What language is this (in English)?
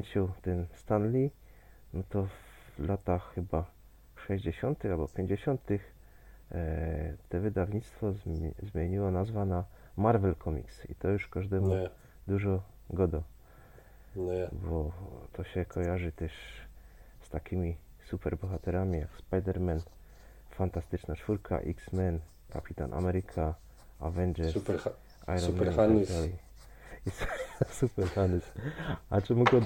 Polish